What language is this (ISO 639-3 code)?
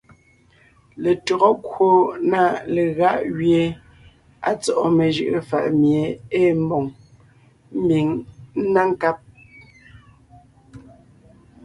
nnh